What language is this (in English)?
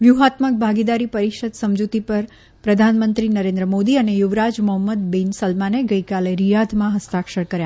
Gujarati